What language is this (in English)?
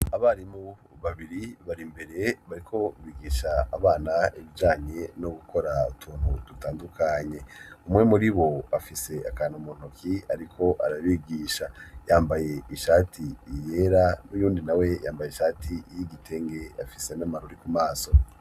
Rundi